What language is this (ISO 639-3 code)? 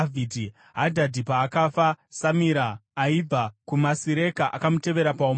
sna